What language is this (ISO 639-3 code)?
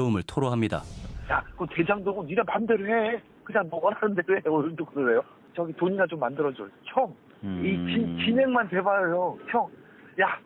kor